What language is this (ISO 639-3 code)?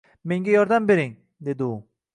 uzb